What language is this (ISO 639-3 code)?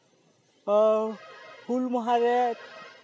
sat